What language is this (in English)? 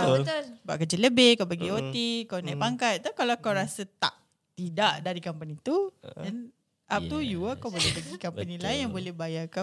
Malay